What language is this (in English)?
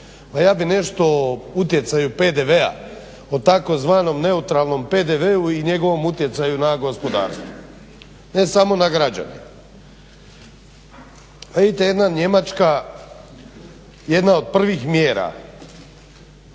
Croatian